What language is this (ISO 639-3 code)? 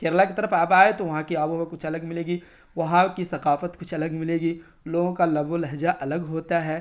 urd